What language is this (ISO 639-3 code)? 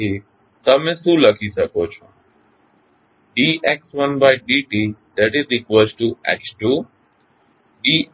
guj